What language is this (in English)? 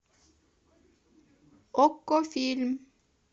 Russian